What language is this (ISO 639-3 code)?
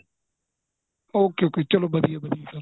pan